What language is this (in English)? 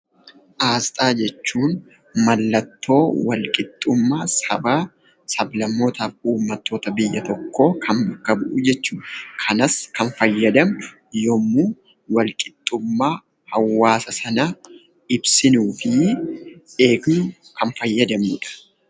Oromo